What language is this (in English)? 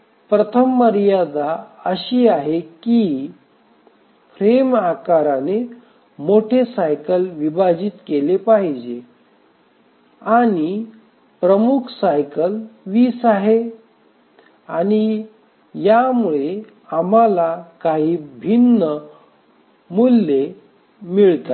Marathi